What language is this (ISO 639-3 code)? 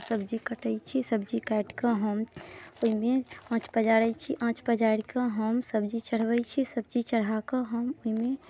mai